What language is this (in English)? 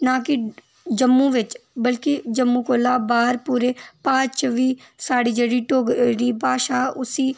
Dogri